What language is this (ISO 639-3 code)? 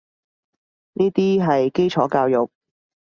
yue